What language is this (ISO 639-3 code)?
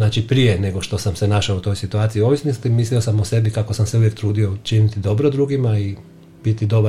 hrv